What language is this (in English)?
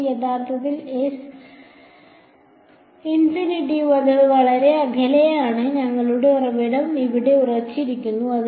Malayalam